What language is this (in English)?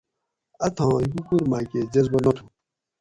Gawri